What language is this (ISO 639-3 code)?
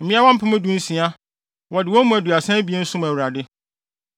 aka